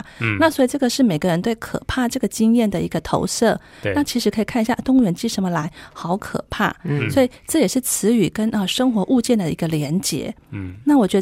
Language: Chinese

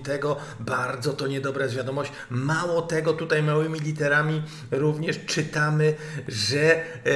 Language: Polish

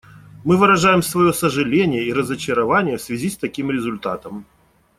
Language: Russian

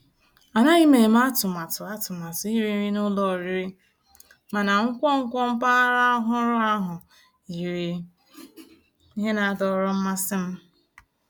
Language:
Igbo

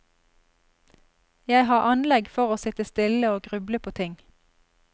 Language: Norwegian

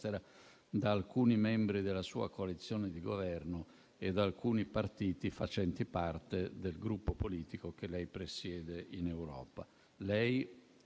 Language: Italian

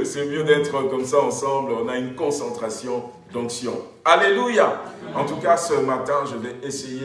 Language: French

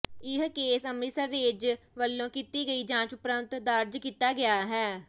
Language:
Punjabi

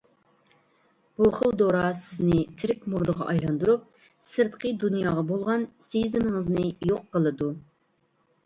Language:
Uyghur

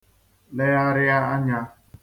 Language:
Igbo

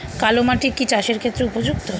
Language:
Bangla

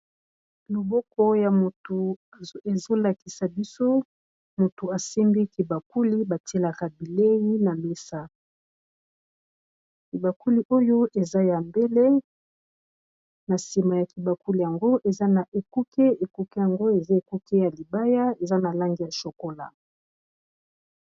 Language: Lingala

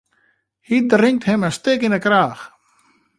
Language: Western Frisian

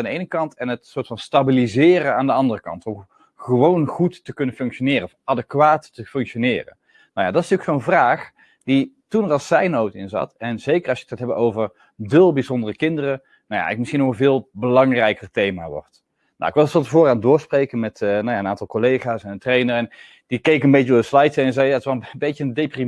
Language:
Dutch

